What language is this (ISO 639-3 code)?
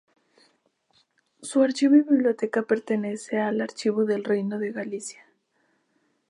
spa